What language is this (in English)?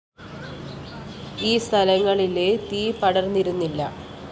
Malayalam